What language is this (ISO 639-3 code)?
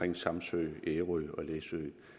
dan